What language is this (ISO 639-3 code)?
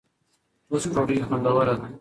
pus